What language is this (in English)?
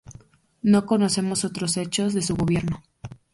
Spanish